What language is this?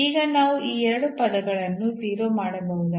Kannada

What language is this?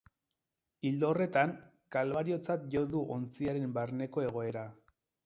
Basque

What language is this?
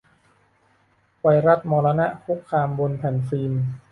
Thai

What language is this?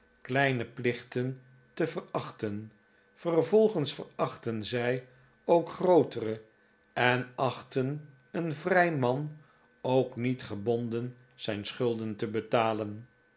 Dutch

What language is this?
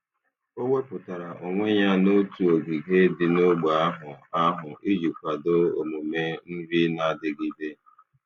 Igbo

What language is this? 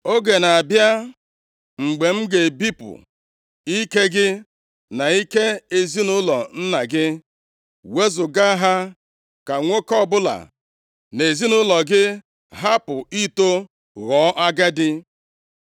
Igbo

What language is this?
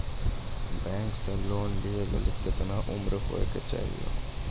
Maithili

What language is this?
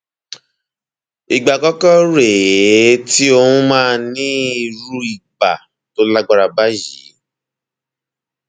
Yoruba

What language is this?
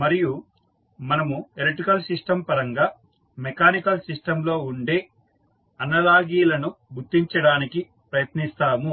Telugu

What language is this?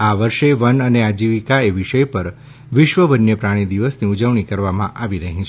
Gujarati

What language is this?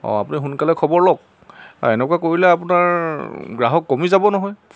Assamese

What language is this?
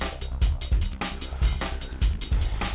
Indonesian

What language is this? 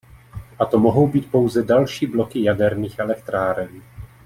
Czech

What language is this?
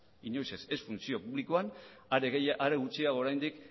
Basque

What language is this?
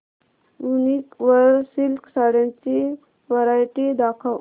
Marathi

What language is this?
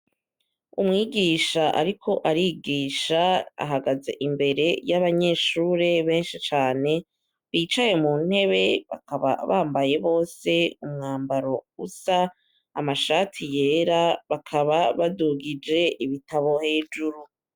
Rundi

